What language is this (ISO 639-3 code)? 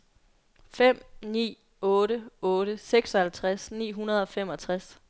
dan